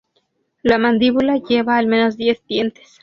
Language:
Spanish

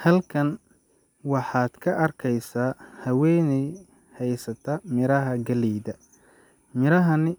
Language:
Somali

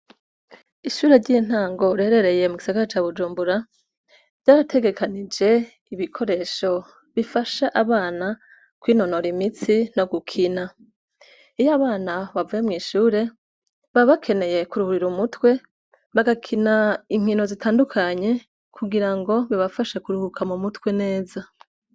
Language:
Rundi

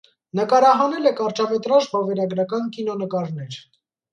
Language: Armenian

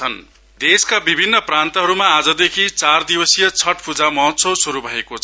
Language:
Nepali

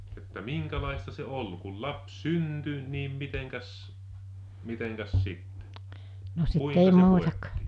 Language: Finnish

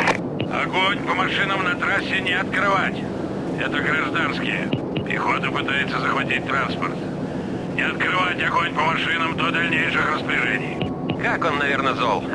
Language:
Russian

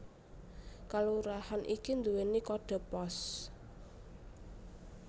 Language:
Javanese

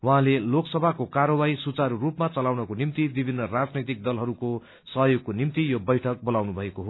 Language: Nepali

